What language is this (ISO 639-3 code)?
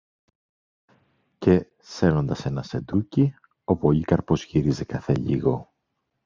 ell